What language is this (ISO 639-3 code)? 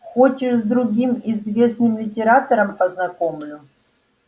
rus